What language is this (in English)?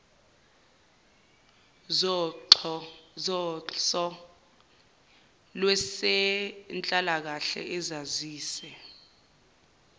Zulu